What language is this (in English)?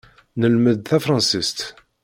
Kabyle